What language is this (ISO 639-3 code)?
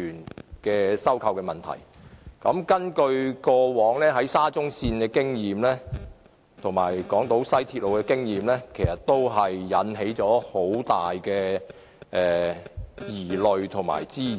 yue